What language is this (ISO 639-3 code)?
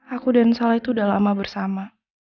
ind